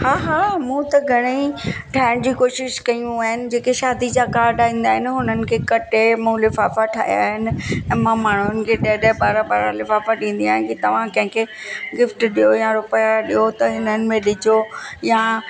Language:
Sindhi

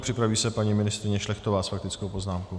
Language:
Czech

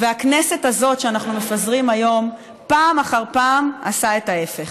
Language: Hebrew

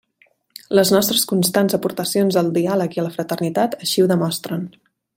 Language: Catalan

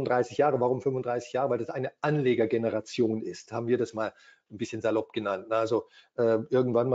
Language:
German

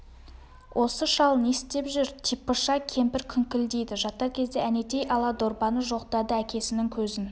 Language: Kazakh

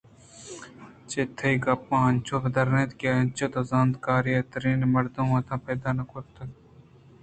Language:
Eastern Balochi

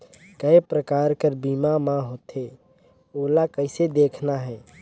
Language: Chhattisgarhi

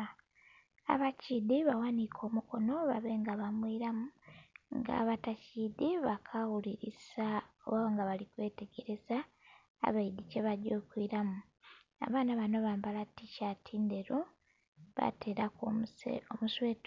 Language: Soga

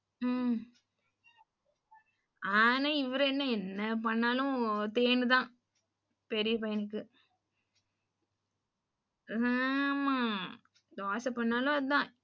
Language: Tamil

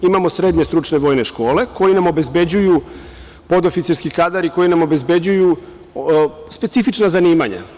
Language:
Serbian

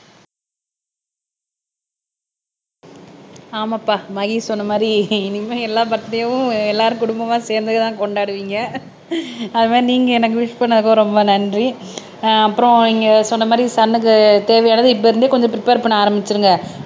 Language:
Tamil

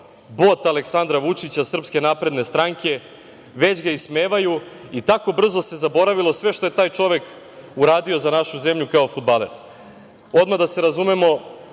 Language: Serbian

